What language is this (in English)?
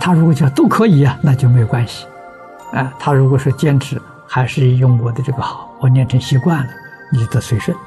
Chinese